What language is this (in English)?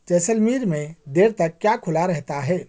Urdu